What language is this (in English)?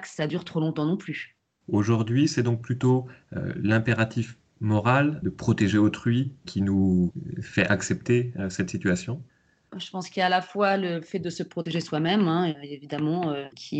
French